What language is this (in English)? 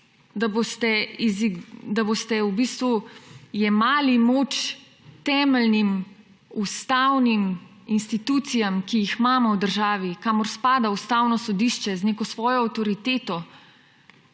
Slovenian